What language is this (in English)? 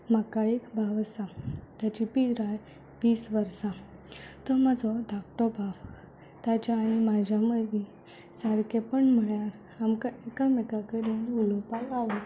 Konkani